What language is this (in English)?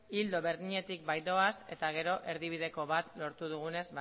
Basque